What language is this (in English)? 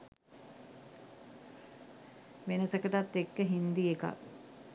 Sinhala